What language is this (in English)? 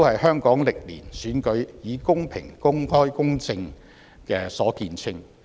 Cantonese